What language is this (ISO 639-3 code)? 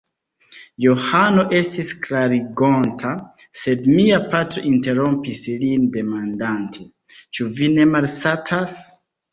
epo